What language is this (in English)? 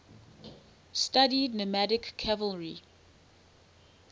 English